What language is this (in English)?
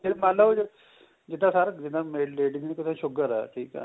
Punjabi